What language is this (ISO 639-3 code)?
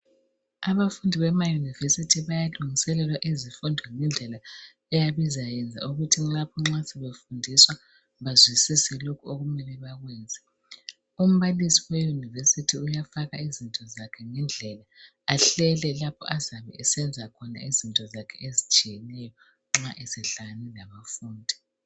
nde